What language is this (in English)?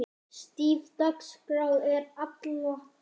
Icelandic